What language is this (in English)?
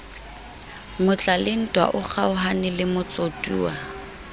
Southern Sotho